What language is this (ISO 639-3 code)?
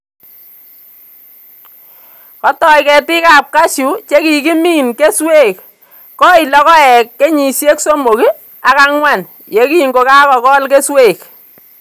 kln